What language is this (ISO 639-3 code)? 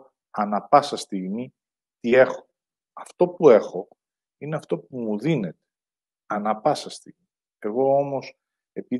ell